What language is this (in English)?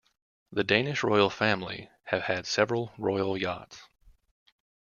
English